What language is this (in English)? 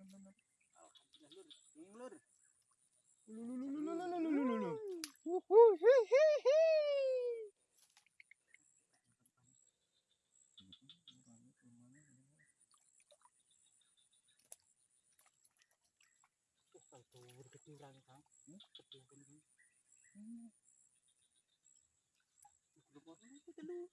Indonesian